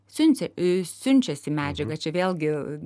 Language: Lithuanian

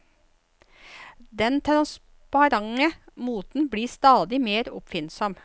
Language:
Norwegian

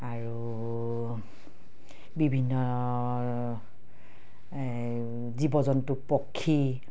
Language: Assamese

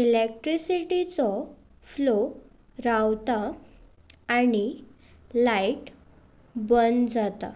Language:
Konkani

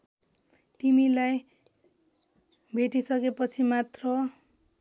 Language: Nepali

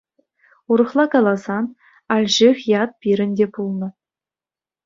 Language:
Chuvash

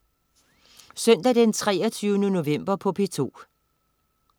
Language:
Danish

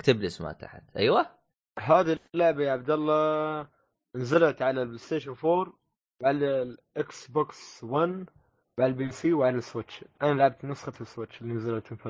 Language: Arabic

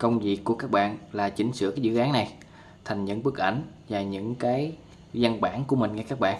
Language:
Vietnamese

